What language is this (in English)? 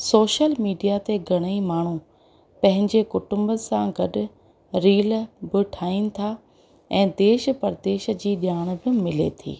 Sindhi